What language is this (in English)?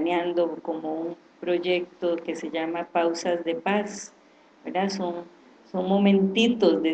Spanish